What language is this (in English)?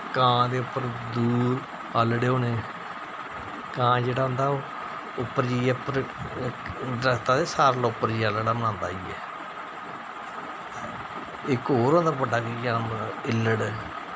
Dogri